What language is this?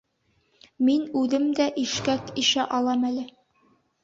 Bashkir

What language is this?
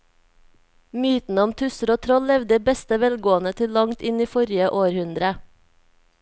Norwegian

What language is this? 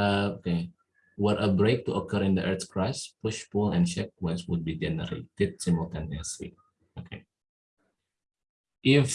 Indonesian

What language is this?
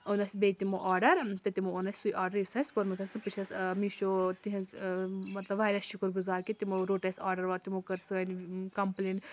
Kashmiri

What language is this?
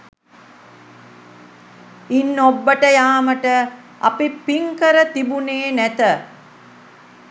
Sinhala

